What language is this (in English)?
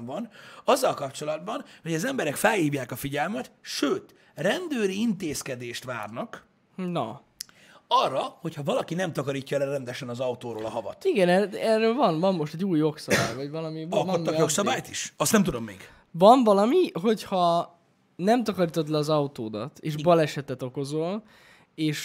Hungarian